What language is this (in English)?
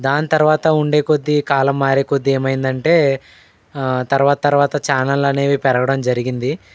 Telugu